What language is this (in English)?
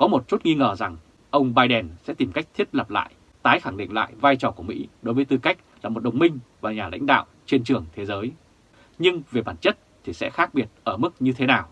Vietnamese